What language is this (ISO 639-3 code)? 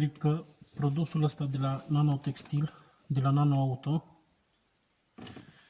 ron